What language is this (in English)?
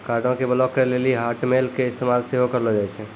Maithili